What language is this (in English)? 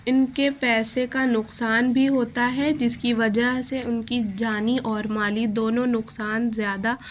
Urdu